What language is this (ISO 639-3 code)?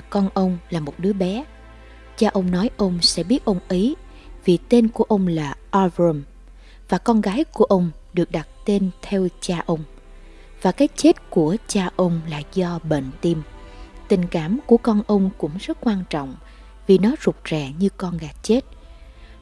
vie